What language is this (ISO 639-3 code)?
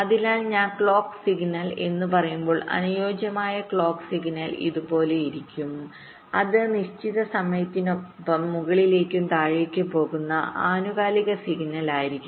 mal